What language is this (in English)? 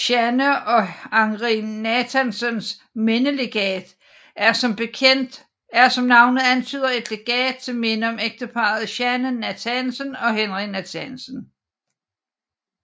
Danish